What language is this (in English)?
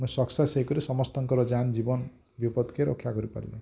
Odia